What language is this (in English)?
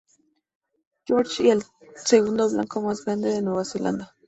Spanish